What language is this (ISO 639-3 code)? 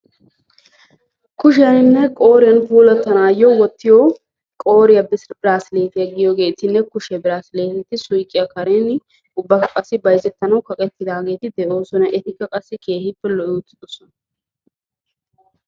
wal